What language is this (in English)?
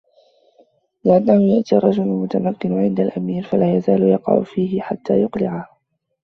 Arabic